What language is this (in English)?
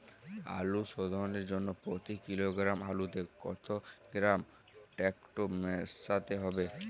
Bangla